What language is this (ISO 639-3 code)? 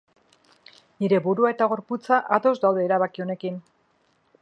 eus